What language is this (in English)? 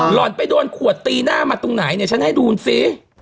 Thai